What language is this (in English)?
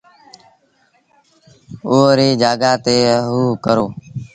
Sindhi Bhil